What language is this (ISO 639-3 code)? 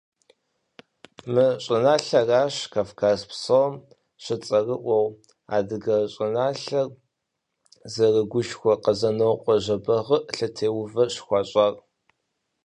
kbd